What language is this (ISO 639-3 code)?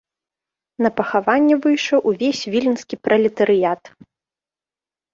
bel